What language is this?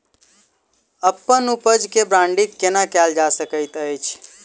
Maithili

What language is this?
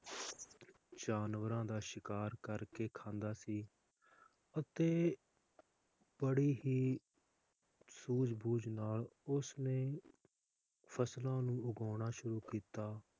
Punjabi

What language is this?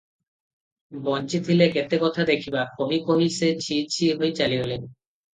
Odia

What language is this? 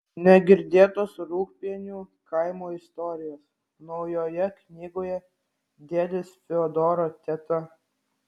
Lithuanian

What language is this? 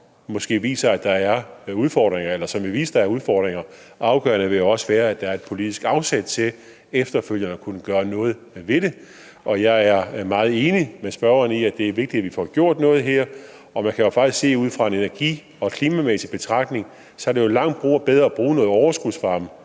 Danish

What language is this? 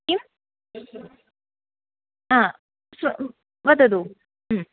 Sanskrit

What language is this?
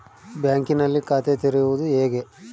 Kannada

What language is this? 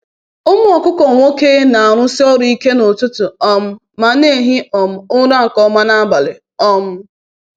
Igbo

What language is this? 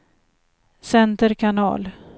Swedish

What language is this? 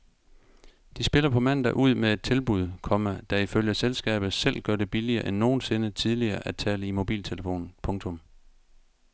Danish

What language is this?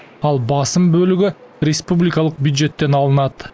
Kazakh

